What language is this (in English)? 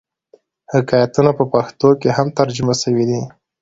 Pashto